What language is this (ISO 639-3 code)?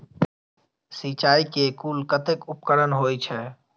mai